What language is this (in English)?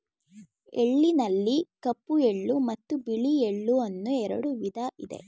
Kannada